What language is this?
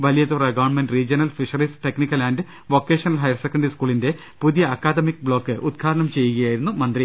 Malayalam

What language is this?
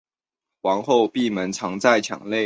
Chinese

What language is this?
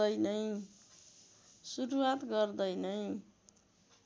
Nepali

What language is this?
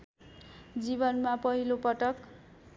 Nepali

